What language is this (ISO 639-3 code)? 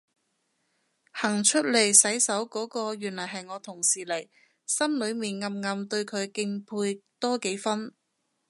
yue